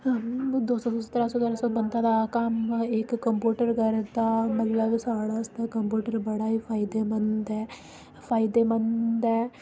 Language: Dogri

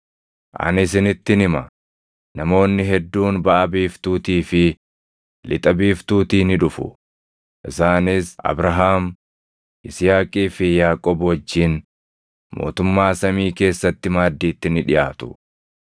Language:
Oromo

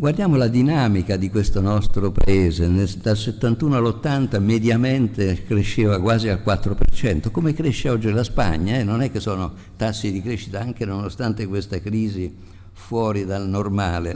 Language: Italian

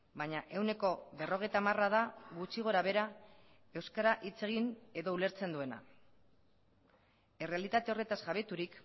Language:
Basque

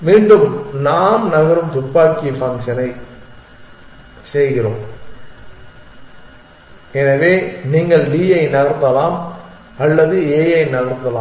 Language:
Tamil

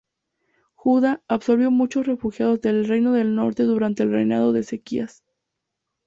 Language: Spanish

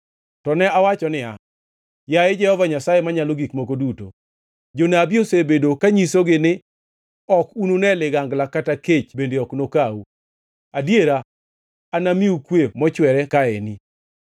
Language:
Luo (Kenya and Tanzania)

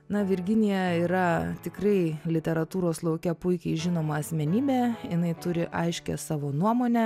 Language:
Lithuanian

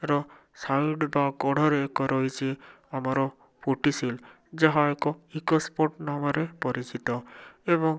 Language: Odia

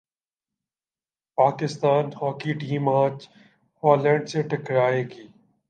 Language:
Urdu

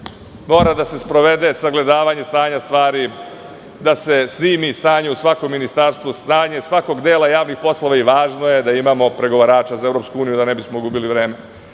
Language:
Serbian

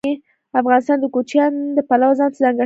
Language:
Pashto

